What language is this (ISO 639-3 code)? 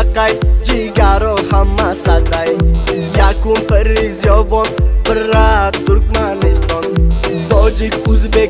tur